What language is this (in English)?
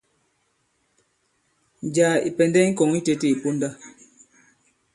Bankon